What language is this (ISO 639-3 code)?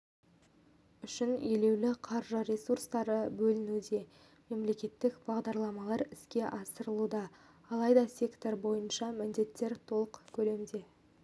kaz